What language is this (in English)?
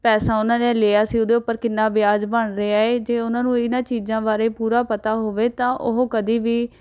Punjabi